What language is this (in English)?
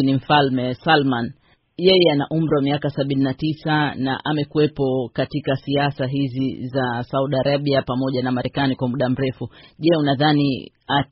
Swahili